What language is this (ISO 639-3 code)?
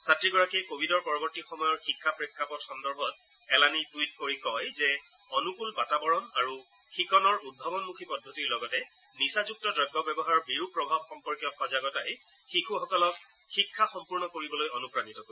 asm